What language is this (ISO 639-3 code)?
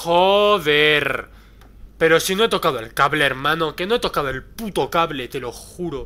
spa